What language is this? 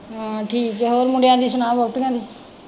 Punjabi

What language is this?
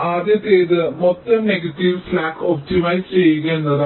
Malayalam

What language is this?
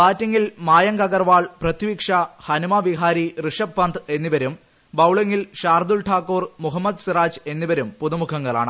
Malayalam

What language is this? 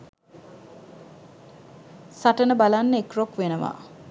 Sinhala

